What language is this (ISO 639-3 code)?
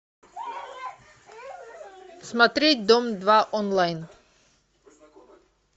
rus